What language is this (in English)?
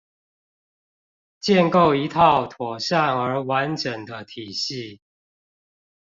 Chinese